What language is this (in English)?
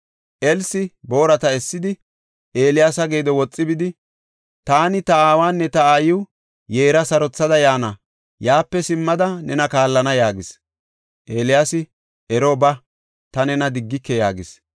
Gofa